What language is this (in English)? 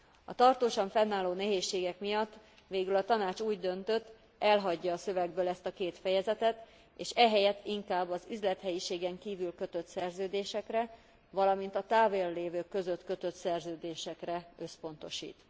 Hungarian